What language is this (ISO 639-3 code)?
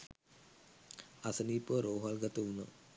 sin